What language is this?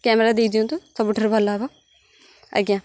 Odia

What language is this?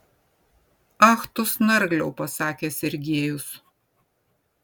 Lithuanian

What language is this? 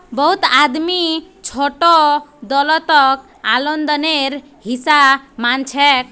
Magahi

